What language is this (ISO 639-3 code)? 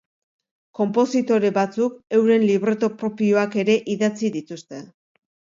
eus